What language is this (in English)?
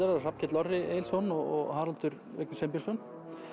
Icelandic